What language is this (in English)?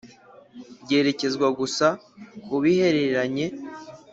Kinyarwanda